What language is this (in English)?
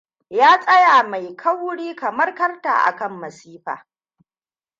Hausa